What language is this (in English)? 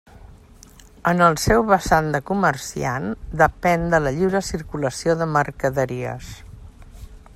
Catalan